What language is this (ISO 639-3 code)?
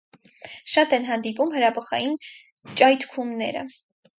hye